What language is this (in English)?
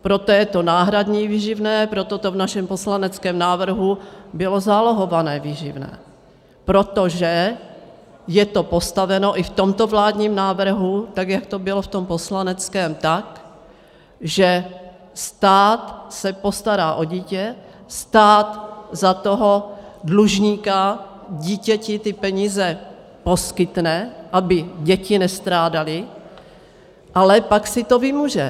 Czech